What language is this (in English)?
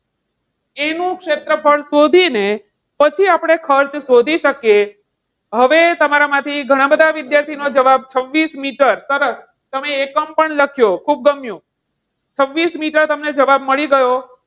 Gujarati